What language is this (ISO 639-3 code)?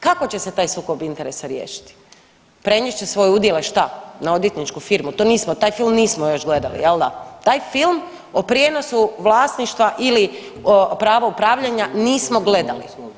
hrv